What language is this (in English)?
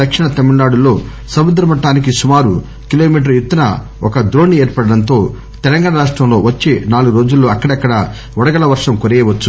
Telugu